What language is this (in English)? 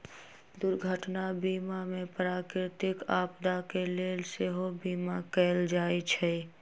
Magahi